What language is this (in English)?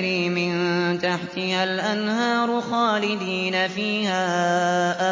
Arabic